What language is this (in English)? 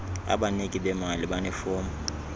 Xhosa